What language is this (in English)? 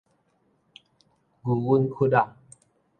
Min Nan Chinese